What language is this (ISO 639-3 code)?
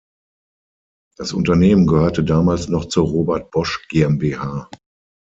deu